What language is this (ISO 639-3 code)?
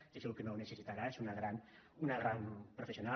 cat